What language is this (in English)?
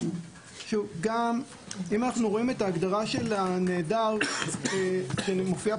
Hebrew